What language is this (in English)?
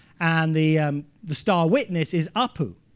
English